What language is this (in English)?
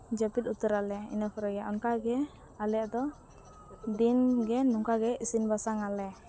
Santali